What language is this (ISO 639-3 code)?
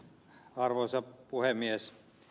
fin